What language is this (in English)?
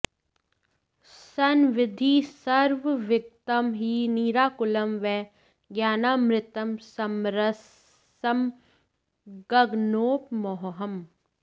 Sanskrit